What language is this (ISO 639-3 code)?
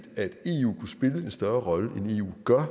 dan